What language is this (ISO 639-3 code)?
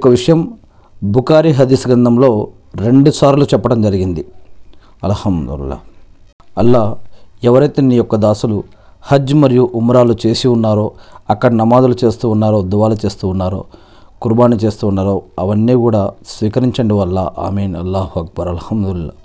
tel